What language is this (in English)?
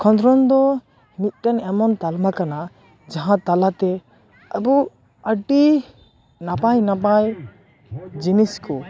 Santali